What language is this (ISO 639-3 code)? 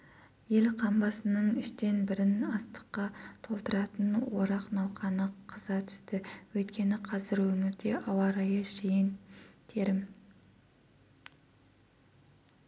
kaz